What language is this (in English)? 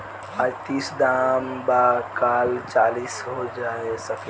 Bhojpuri